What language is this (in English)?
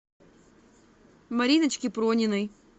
Russian